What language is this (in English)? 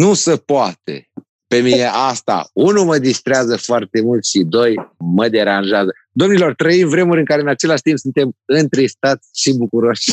Romanian